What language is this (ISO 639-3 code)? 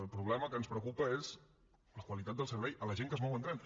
cat